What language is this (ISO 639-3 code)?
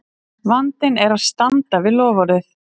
isl